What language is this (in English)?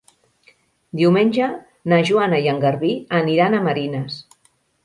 Catalan